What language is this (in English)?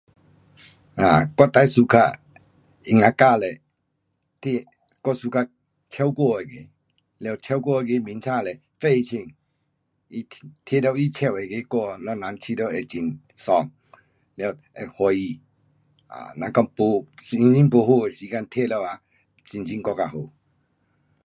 Pu-Xian Chinese